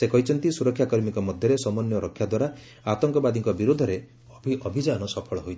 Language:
Odia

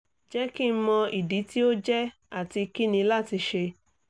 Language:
Yoruba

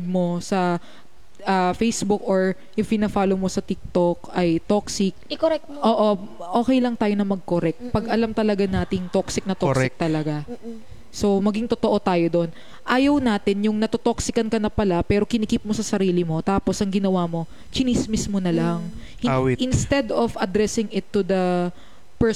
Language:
Filipino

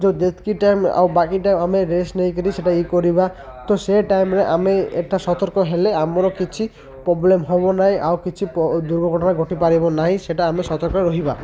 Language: Odia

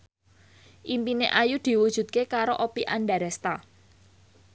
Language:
Javanese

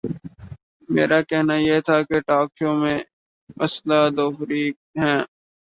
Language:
Urdu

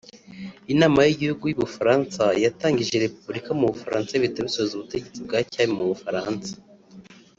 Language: Kinyarwanda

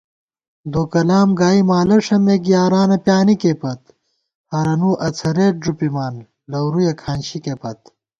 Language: Gawar-Bati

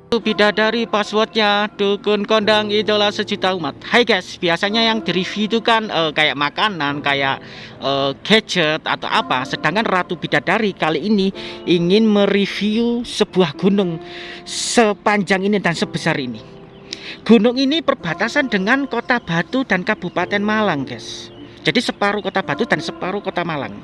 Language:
Indonesian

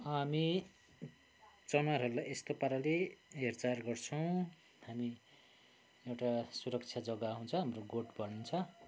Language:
Nepali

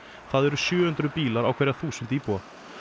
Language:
Icelandic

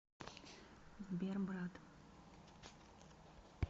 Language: Russian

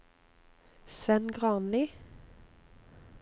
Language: Norwegian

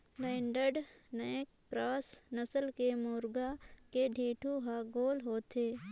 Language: Chhattisgarhi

